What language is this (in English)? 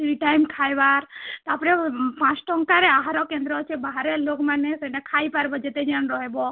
Odia